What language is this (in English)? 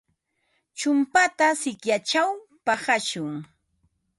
Ambo-Pasco Quechua